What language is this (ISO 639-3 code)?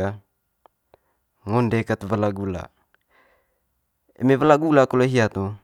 mqy